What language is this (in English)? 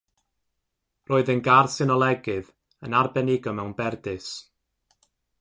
Welsh